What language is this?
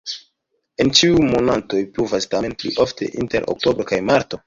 Esperanto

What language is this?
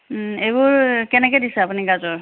Assamese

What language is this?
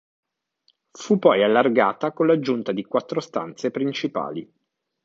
Italian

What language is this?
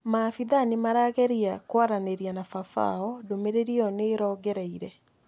Kikuyu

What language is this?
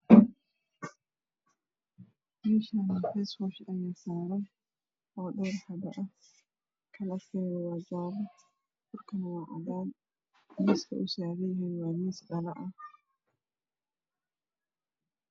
Somali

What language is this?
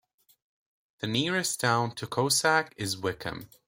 English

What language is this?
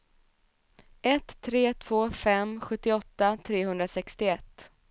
Swedish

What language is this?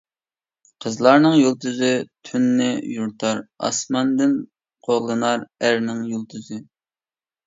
Uyghur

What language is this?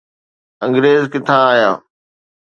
Sindhi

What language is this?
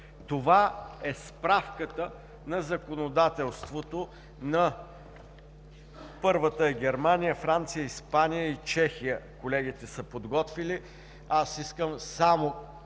Bulgarian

